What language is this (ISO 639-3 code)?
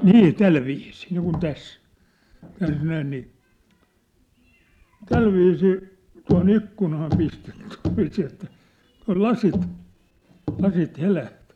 fin